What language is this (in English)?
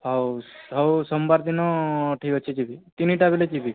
Odia